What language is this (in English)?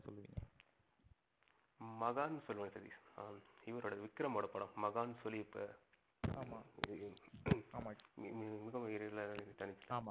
Tamil